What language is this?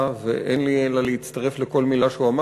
Hebrew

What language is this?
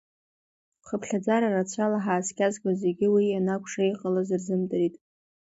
Abkhazian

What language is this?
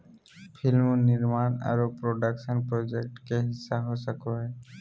Magahi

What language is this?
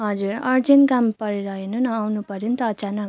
Nepali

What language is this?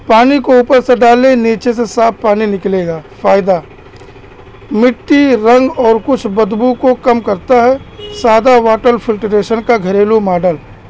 Urdu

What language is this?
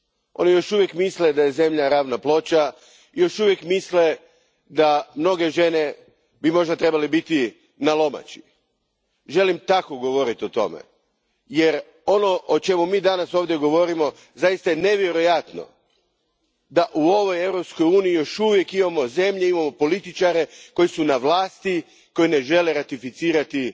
Croatian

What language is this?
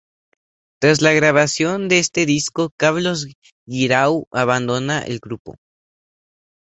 Spanish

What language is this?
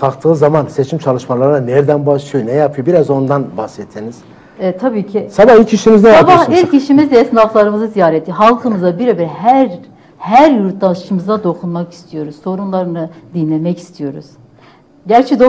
Turkish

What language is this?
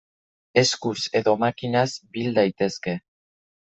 Basque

